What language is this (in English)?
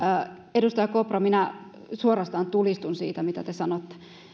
Finnish